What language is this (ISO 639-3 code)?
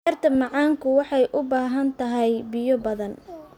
som